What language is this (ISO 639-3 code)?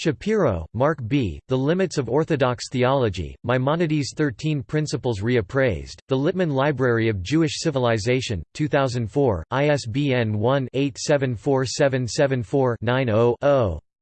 eng